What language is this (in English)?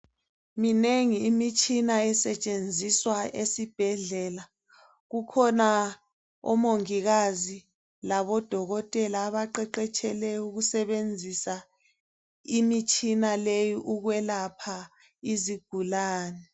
North Ndebele